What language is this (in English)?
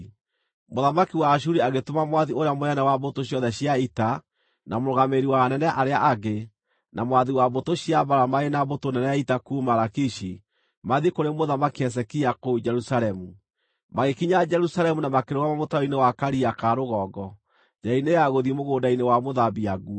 Kikuyu